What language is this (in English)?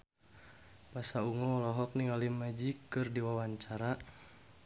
Sundanese